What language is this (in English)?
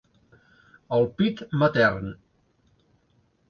Catalan